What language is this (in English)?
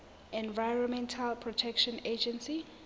Southern Sotho